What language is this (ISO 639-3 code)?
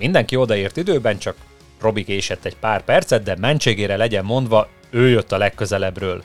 hun